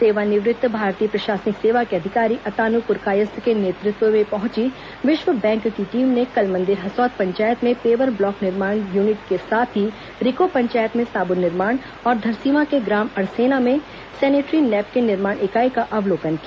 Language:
Hindi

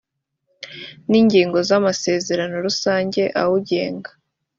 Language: Kinyarwanda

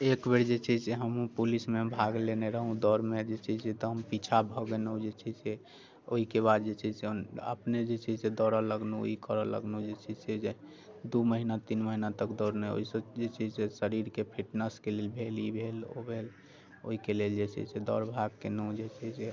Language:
Maithili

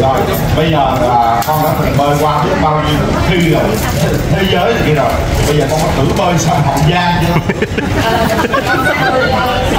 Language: Vietnamese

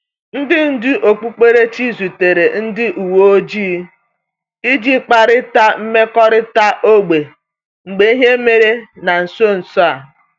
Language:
Igbo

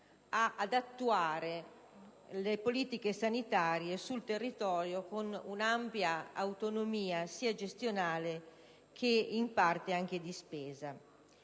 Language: Italian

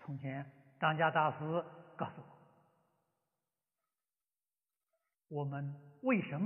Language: Vietnamese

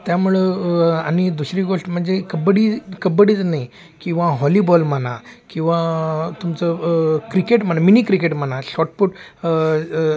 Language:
Marathi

